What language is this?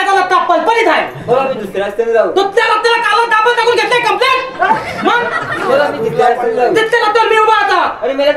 Marathi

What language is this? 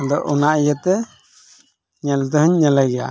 Santali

